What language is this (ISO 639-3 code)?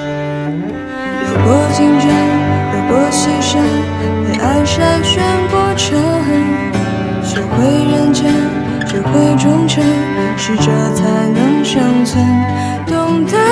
zho